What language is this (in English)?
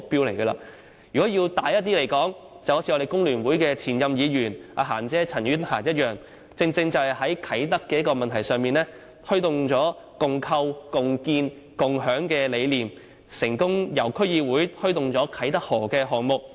Cantonese